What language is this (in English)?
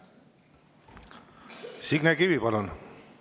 Estonian